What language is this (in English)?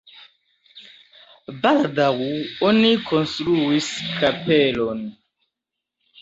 Esperanto